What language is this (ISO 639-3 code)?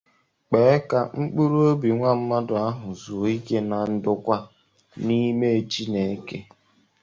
ibo